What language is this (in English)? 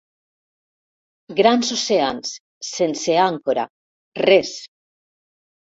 Catalan